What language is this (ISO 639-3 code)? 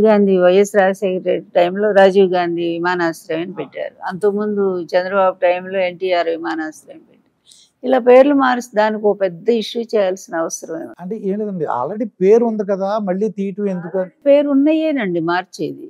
tel